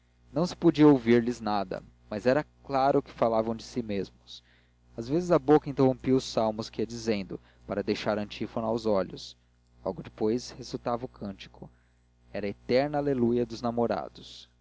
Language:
Portuguese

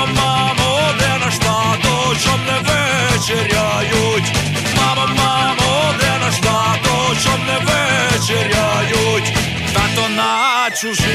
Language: Ukrainian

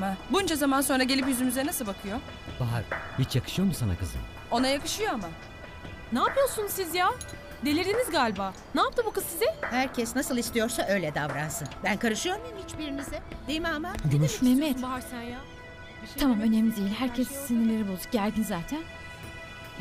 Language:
Turkish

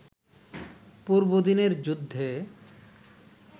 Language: Bangla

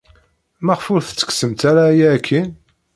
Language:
Kabyle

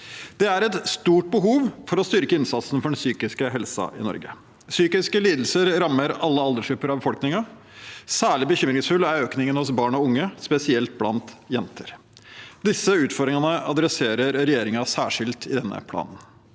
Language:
Norwegian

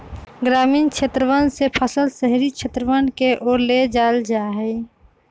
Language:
Magahi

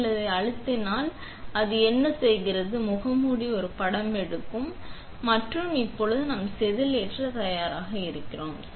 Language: Tamil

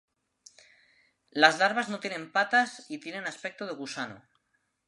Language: Spanish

